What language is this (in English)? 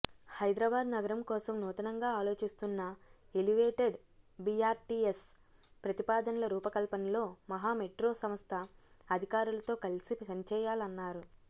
Telugu